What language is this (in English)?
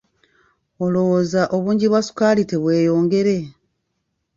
Ganda